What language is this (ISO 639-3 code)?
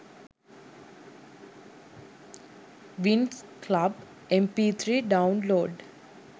sin